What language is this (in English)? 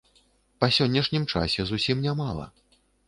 Belarusian